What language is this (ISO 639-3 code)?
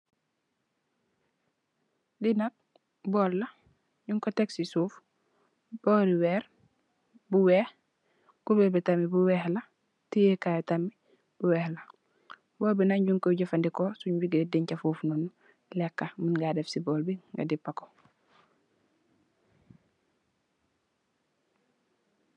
wol